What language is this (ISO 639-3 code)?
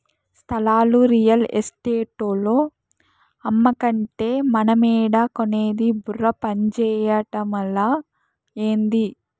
tel